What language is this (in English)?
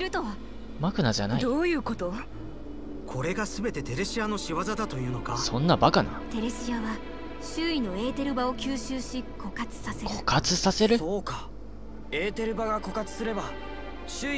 Japanese